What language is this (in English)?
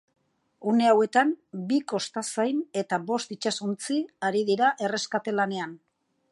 Basque